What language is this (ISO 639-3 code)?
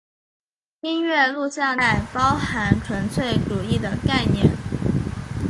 zho